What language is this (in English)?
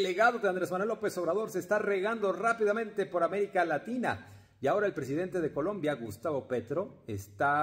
Spanish